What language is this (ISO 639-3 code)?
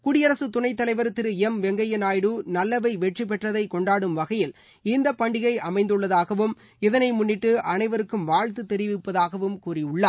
tam